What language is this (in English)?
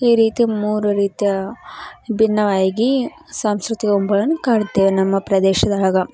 Kannada